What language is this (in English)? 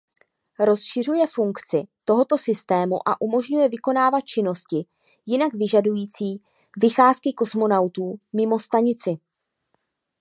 Czech